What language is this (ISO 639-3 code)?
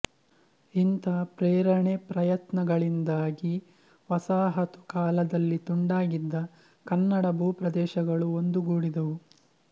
kan